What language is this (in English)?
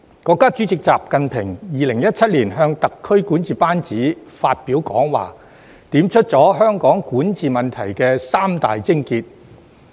Cantonese